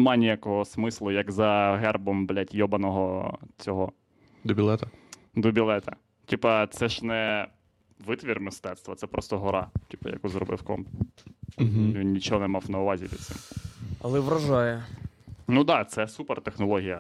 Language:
Ukrainian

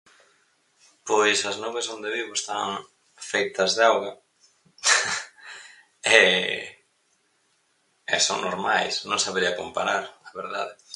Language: Galician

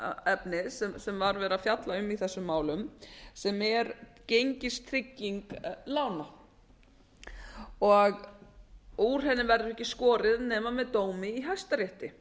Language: Icelandic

